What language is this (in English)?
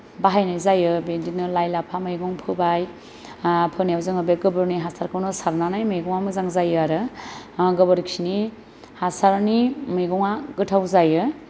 Bodo